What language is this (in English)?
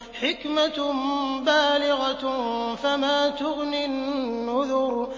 Arabic